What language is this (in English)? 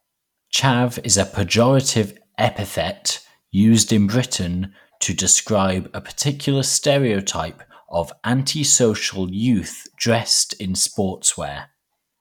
English